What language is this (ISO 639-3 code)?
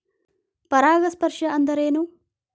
kan